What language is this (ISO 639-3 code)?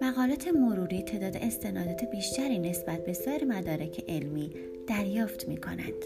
fas